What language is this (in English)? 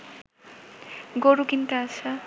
Bangla